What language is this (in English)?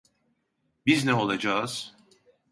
Turkish